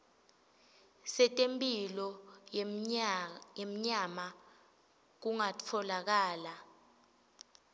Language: Swati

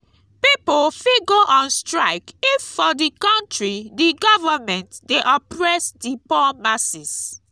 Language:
Nigerian Pidgin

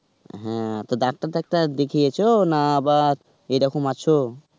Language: Bangla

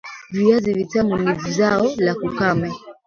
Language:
Swahili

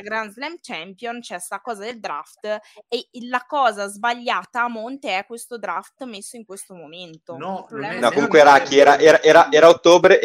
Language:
Italian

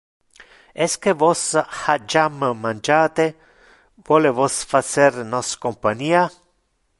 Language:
Interlingua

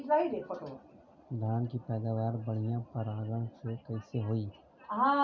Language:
Bhojpuri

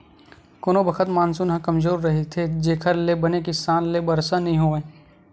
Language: Chhattisgarhi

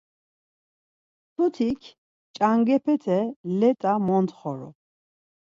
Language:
Laz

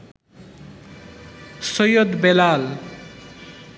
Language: Bangla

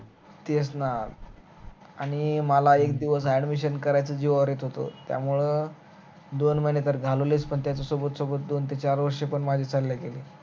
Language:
Marathi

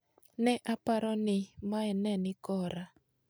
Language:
Luo (Kenya and Tanzania)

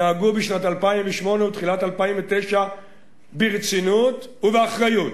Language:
Hebrew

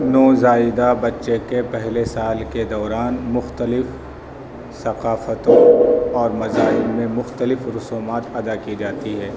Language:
Urdu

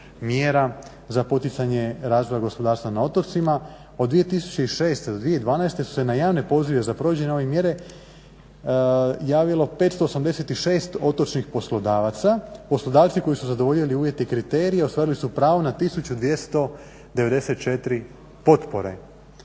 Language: Croatian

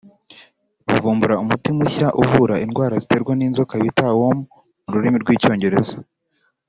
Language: Kinyarwanda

